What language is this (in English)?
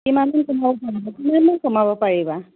Assamese